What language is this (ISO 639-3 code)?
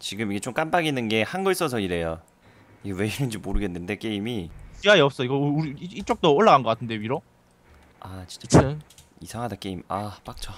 kor